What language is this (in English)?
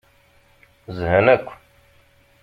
Kabyle